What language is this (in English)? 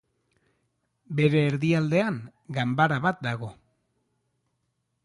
Basque